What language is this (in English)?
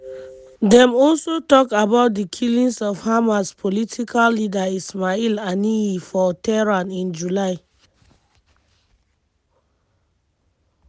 Nigerian Pidgin